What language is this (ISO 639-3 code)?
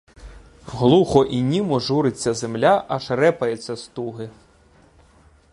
ukr